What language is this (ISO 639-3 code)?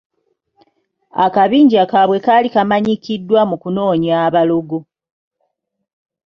lug